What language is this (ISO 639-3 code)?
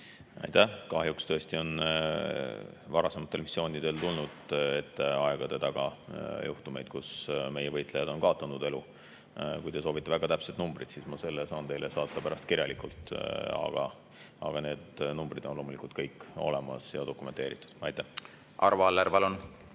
est